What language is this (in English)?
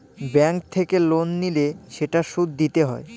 Bangla